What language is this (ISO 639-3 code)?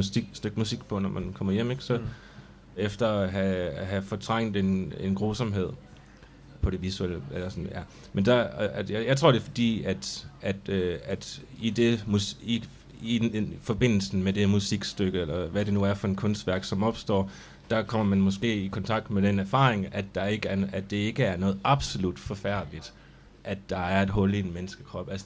dan